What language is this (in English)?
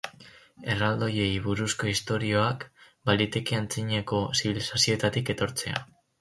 Basque